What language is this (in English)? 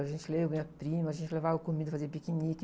Portuguese